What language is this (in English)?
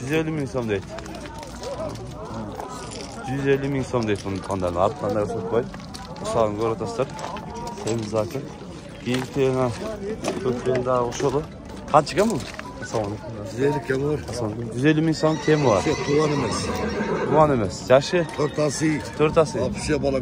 Turkish